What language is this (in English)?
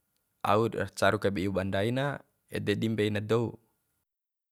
Bima